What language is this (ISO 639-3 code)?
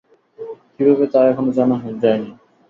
ben